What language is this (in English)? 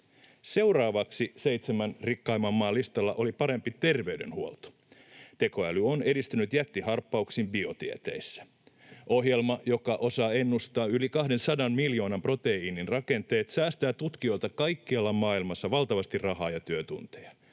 Finnish